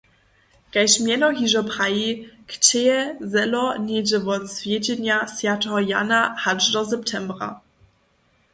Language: Upper Sorbian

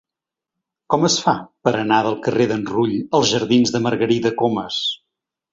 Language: Catalan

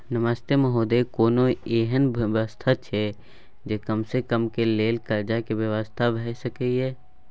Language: Maithili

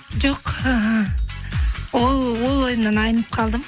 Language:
Kazakh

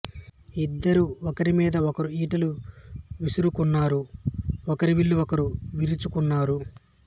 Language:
Telugu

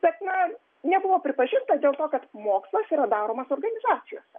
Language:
Lithuanian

